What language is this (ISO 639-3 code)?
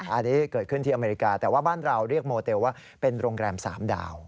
tha